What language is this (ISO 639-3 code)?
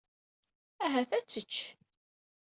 kab